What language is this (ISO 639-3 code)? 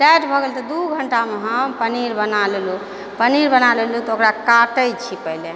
mai